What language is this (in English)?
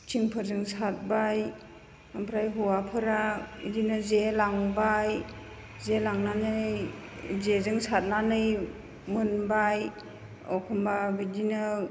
Bodo